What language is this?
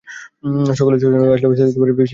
Bangla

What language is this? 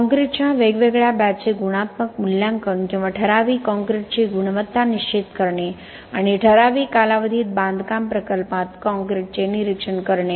Marathi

